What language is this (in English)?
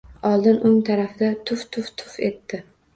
Uzbek